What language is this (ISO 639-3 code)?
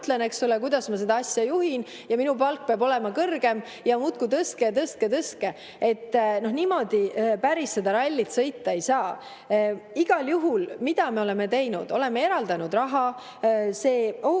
est